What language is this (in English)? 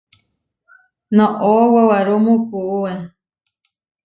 Huarijio